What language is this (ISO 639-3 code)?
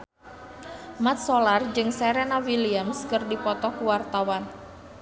sun